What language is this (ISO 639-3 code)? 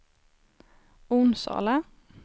swe